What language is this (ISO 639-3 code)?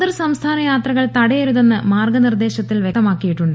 mal